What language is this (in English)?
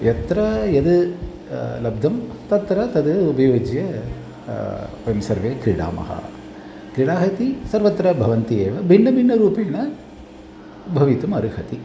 Sanskrit